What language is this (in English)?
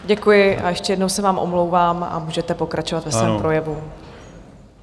Czech